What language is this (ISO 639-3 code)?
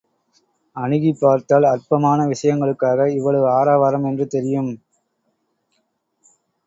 tam